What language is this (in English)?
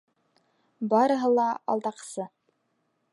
Bashkir